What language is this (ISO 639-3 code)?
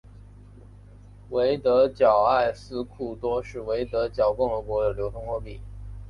zho